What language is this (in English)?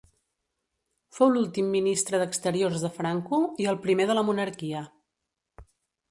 Catalan